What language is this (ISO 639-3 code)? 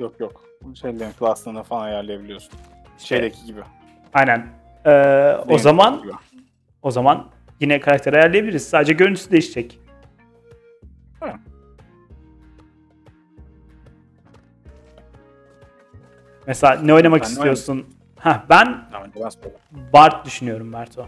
tur